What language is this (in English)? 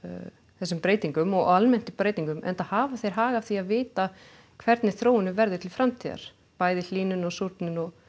Icelandic